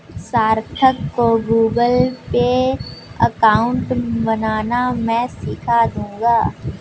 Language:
Hindi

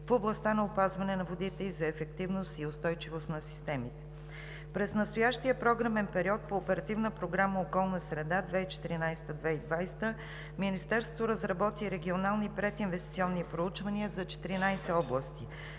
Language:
Bulgarian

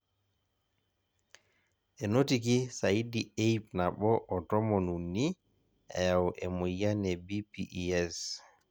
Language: Masai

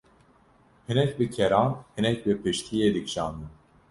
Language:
Kurdish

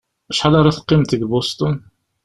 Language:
Kabyle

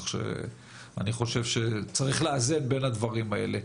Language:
Hebrew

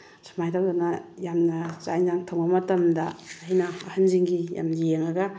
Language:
Manipuri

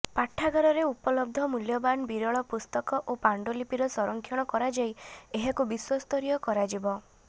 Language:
Odia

